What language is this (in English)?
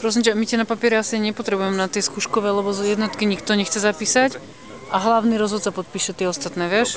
Czech